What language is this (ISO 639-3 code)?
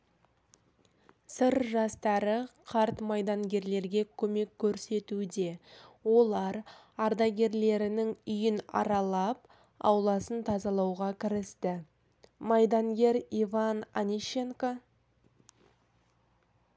kaz